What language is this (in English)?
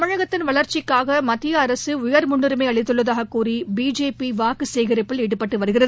Tamil